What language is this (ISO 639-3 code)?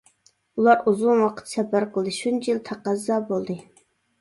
uig